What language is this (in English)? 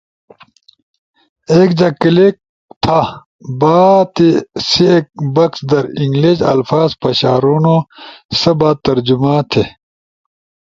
Ushojo